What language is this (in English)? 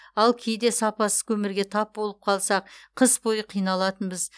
Kazakh